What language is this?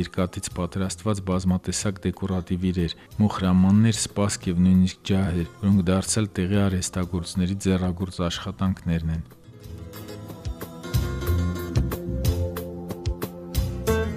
Romanian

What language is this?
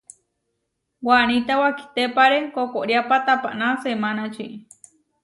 Huarijio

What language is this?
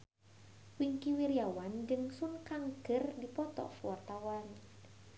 Sundanese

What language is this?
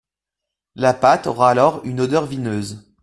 French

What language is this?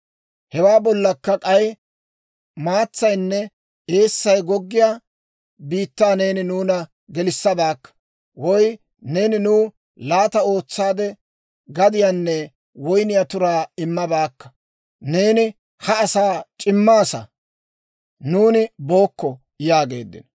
Dawro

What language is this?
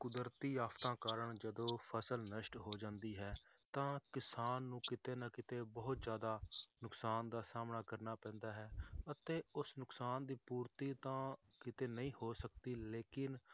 Punjabi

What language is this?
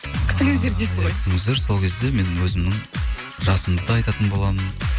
Kazakh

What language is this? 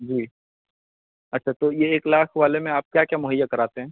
Urdu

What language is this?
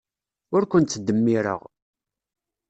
Kabyle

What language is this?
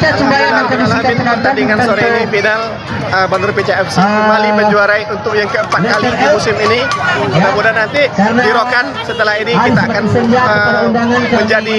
Indonesian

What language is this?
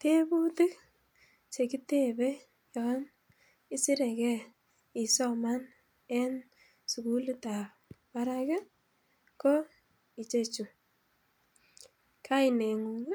Kalenjin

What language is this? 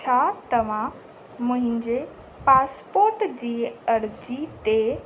Sindhi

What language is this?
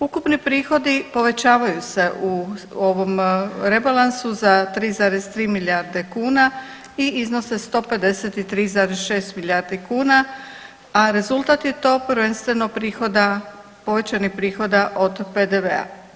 Croatian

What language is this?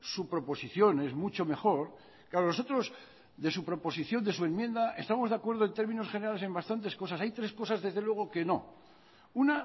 Spanish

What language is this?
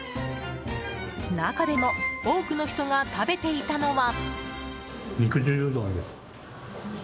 Japanese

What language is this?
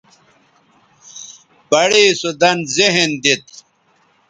Bateri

